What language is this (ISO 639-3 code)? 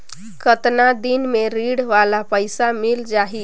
hne